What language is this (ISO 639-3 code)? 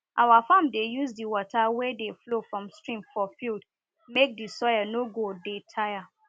pcm